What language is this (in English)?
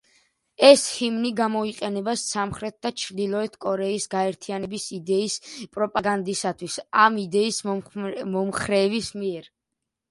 Georgian